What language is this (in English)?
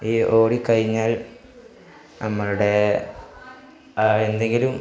Malayalam